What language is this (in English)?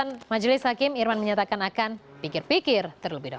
Indonesian